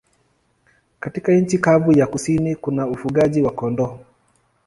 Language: Swahili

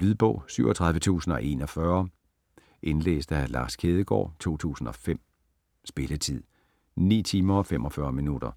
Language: Danish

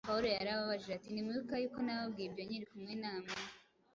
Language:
Kinyarwanda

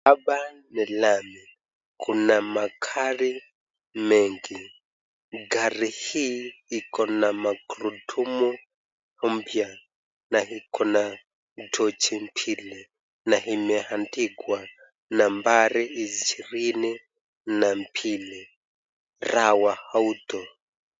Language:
Swahili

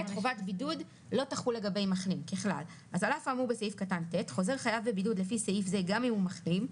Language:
Hebrew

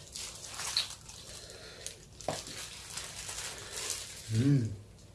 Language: Indonesian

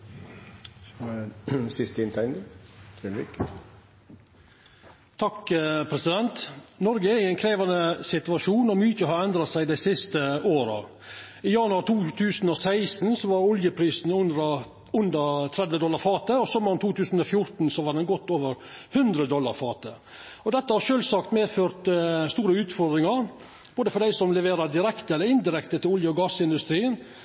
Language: Norwegian Nynorsk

